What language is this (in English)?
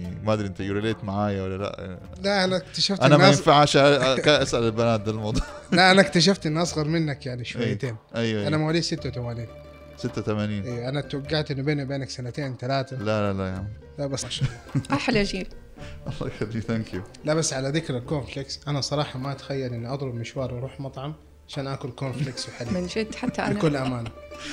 Arabic